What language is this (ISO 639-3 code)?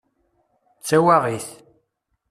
kab